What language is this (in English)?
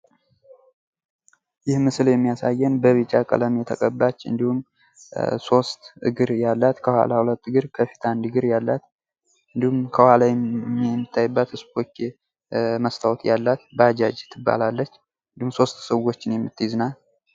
Amharic